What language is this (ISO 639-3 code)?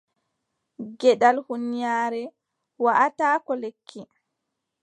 fub